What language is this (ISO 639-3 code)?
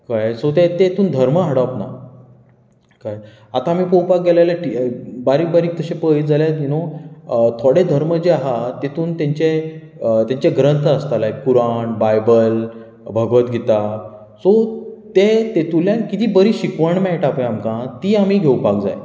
kok